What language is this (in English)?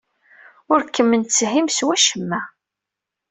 Kabyle